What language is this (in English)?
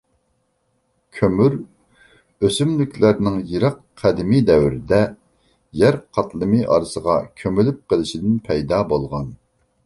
Uyghur